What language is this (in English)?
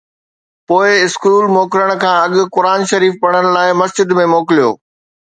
Sindhi